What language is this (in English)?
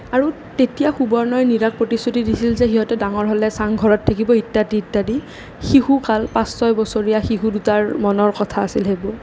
Assamese